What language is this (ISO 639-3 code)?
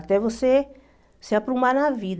por